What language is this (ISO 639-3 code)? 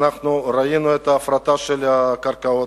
heb